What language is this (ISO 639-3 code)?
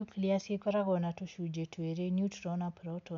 kik